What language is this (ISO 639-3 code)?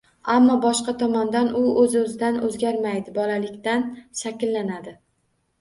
uzb